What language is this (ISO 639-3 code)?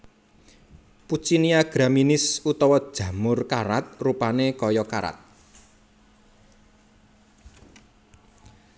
jav